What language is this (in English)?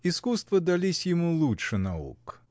Russian